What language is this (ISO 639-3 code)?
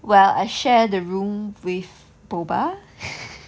eng